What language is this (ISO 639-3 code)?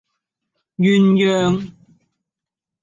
yue